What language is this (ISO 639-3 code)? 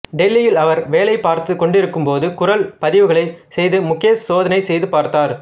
tam